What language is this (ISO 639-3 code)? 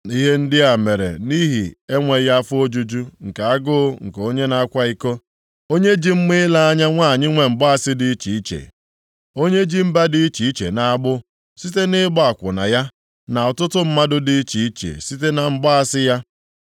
ibo